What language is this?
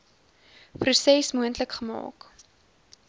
Afrikaans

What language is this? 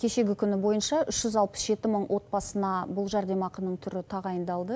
Kazakh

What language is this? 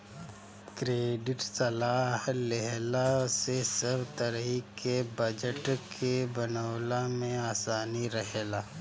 Bhojpuri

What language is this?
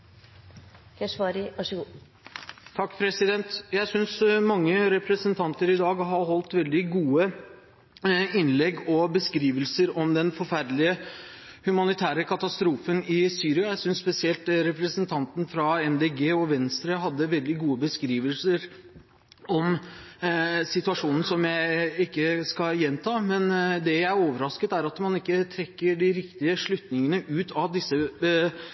Norwegian Bokmål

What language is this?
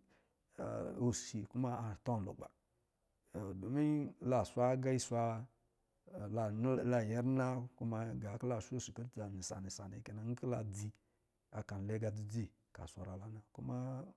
Lijili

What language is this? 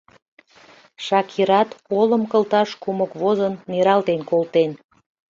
Mari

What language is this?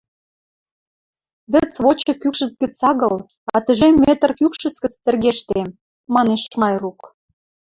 Western Mari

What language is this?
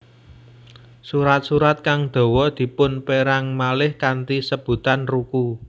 Javanese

